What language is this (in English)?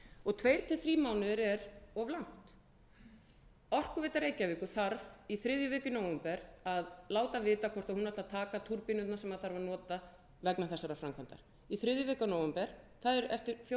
Icelandic